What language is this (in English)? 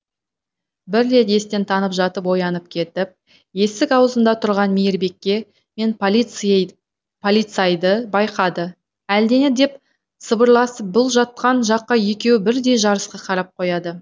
Kazakh